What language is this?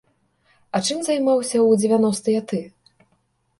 Belarusian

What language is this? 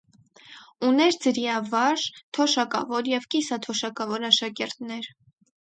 Armenian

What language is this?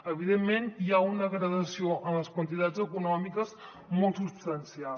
Catalan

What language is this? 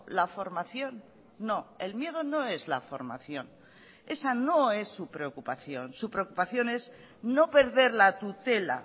Spanish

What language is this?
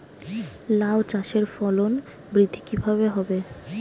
Bangla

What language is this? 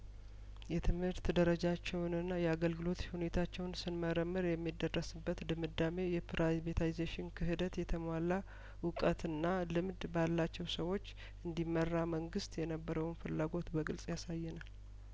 Amharic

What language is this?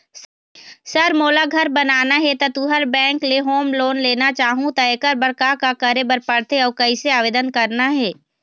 Chhattisgarhi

